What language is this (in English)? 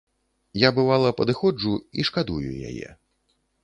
Belarusian